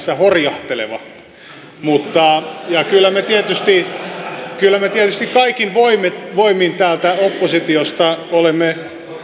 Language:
Finnish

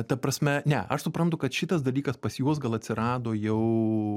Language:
Lithuanian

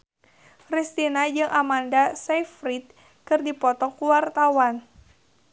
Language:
Sundanese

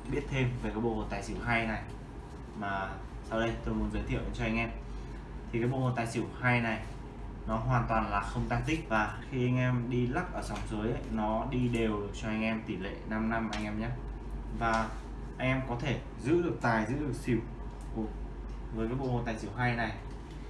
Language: Vietnamese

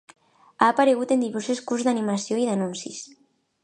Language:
Catalan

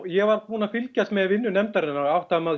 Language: Icelandic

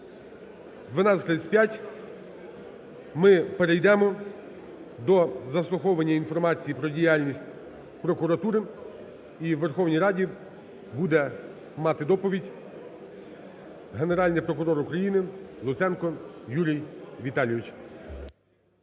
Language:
Ukrainian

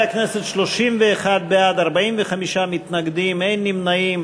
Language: Hebrew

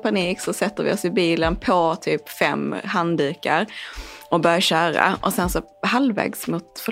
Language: Swedish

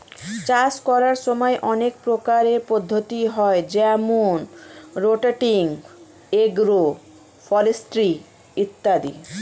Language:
Bangla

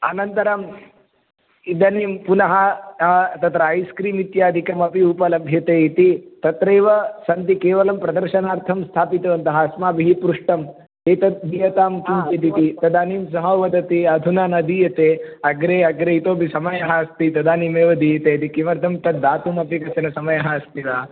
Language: Sanskrit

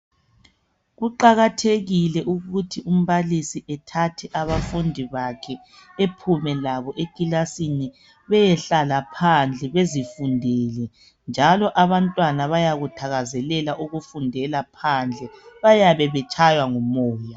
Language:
North Ndebele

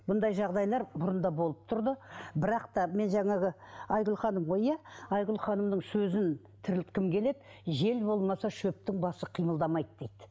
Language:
Kazakh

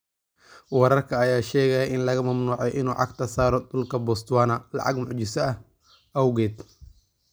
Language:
Somali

